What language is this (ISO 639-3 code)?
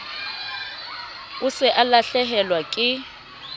sot